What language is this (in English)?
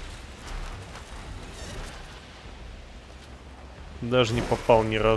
Russian